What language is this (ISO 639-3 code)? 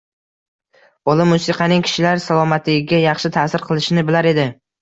uzb